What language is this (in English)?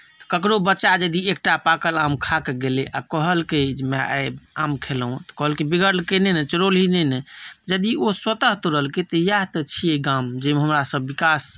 Maithili